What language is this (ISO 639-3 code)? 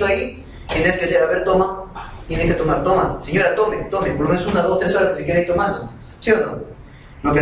spa